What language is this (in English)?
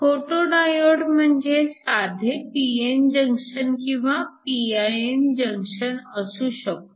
Marathi